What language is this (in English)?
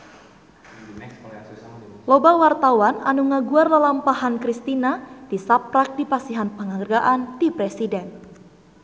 Sundanese